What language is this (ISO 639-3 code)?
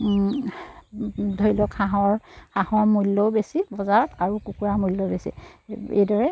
asm